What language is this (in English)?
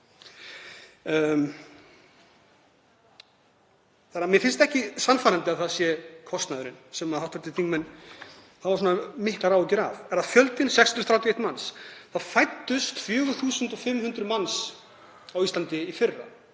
Icelandic